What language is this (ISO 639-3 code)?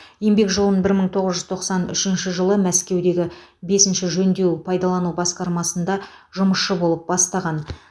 kaz